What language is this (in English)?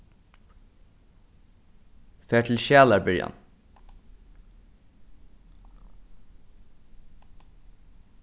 Faroese